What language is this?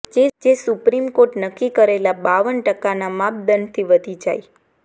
Gujarati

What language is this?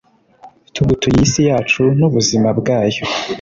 Kinyarwanda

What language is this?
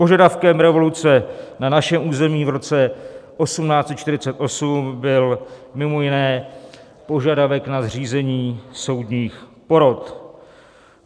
Czech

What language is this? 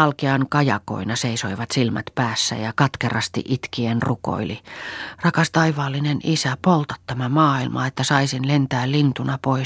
Finnish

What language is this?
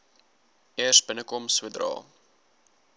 Afrikaans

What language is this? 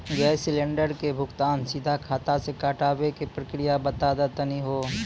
Maithili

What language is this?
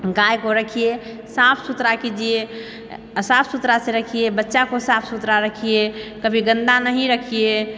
Maithili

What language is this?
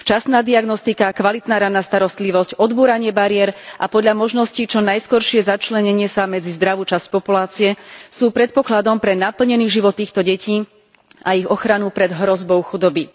Slovak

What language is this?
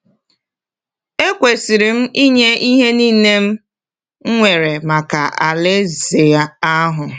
Igbo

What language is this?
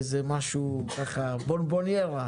Hebrew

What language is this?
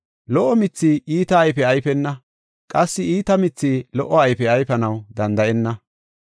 Gofa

